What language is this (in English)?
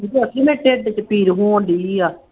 Punjabi